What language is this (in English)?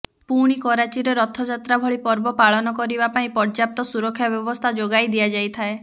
Odia